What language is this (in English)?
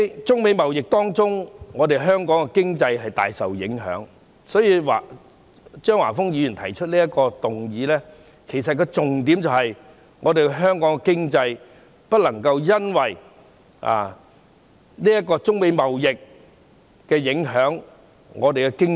Cantonese